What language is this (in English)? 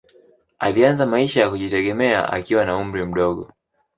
Swahili